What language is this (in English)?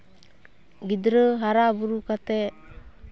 Santali